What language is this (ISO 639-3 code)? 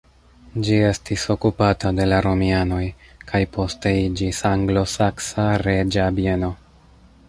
epo